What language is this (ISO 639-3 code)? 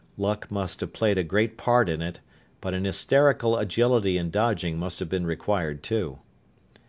eng